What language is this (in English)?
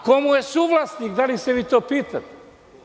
Serbian